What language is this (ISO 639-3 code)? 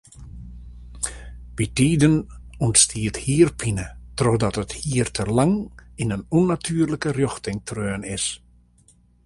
fry